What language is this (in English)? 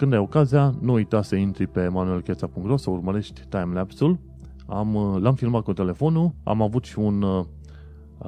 Romanian